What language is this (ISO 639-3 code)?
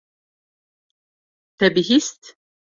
kur